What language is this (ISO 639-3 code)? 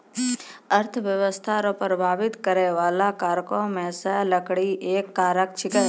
mai